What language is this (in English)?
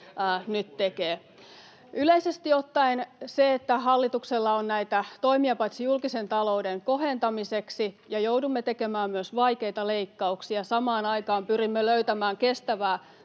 Finnish